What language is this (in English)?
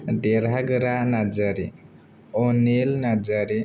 Bodo